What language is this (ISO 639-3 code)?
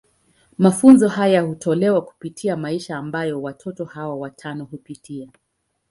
swa